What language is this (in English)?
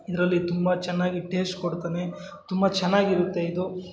Kannada